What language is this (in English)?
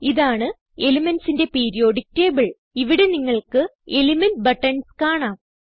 Malayalam